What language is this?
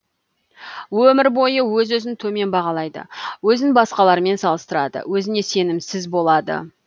Kazakh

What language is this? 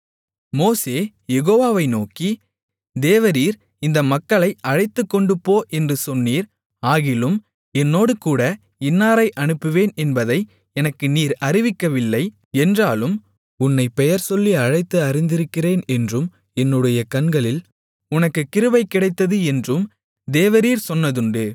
Tamil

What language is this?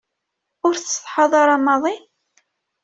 Kabyle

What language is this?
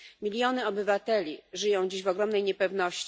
Polish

